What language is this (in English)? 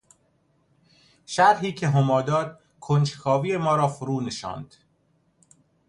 Persian